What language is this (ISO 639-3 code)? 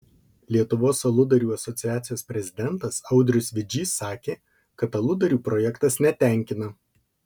lit